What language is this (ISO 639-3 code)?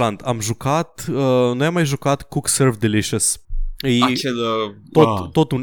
ron